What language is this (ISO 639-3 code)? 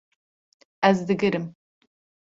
kur